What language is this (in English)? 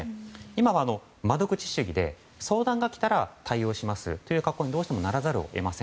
Japanese